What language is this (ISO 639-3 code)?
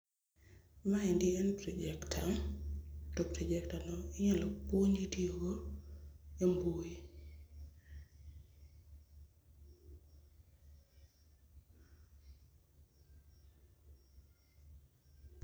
luo